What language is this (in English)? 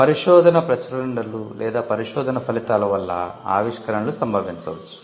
Telugu